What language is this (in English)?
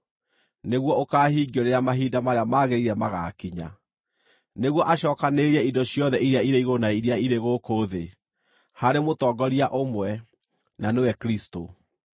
Kikuyu